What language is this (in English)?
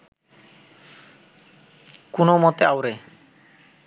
Bangla